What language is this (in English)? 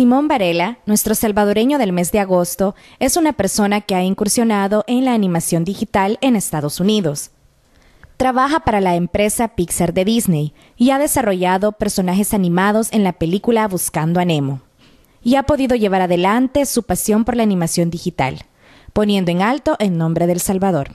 Spanish